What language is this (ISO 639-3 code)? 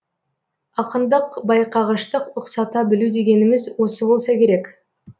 kaz